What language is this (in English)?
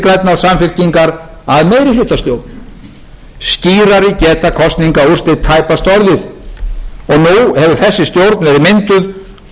Icelandic